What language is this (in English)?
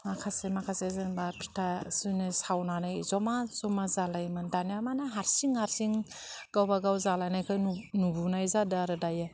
Bodo